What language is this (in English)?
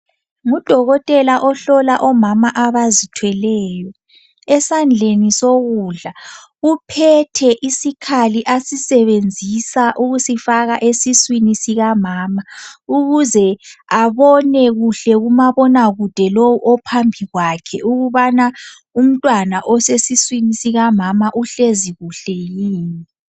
North Ndebele